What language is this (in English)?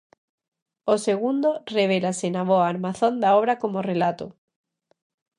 Galician